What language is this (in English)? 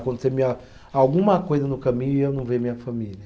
Portuguese